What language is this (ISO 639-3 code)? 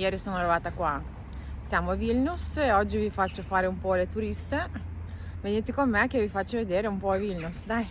ita